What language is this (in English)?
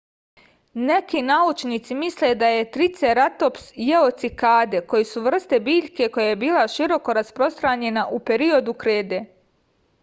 Serbian